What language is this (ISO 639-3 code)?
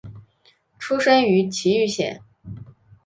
zho